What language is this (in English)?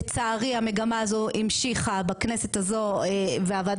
Hebrew